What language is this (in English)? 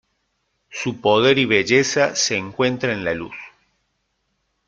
Spanish